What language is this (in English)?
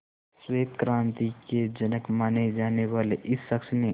Hindi